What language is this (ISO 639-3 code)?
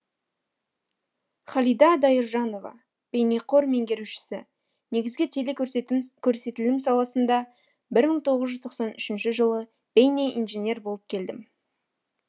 kaz